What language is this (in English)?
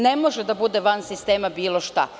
Serbian